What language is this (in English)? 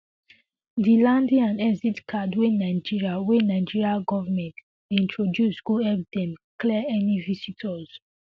Nigerian Pidgin